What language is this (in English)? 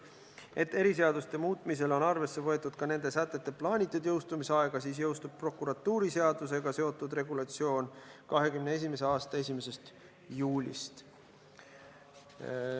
Estonian